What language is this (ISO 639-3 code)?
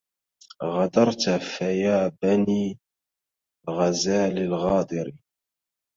ara